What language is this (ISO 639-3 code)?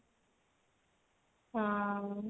ori